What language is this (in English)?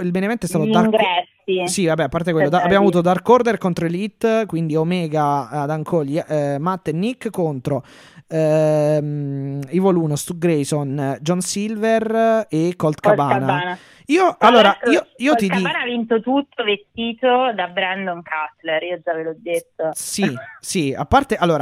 Italian